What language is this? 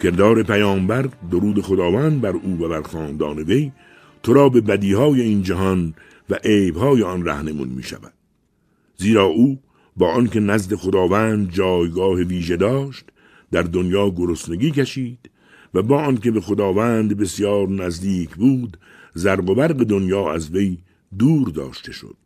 Persian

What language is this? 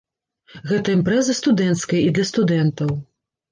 Belarusian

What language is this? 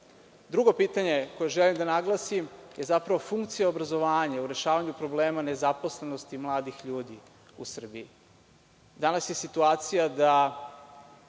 Serbian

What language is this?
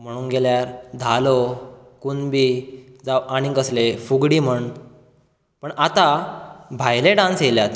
Konkani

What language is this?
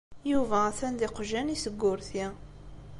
Kabyle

